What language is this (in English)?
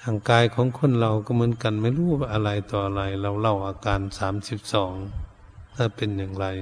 Thai